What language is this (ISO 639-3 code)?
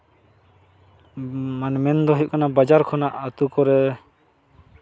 sat